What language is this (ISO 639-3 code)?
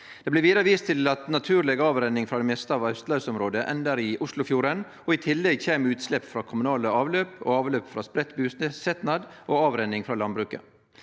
nor